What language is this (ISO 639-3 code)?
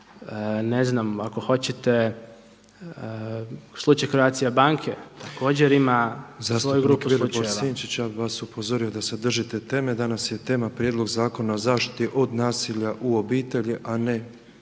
hrv